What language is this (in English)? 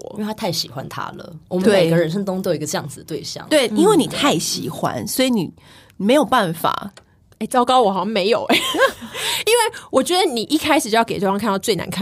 Chinese